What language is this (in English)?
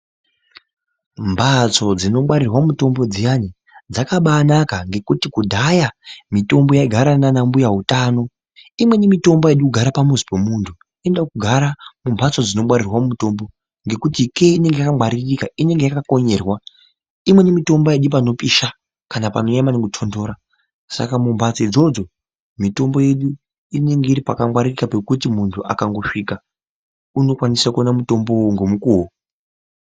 Ndau